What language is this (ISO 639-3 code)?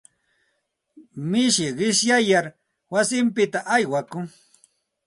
qxt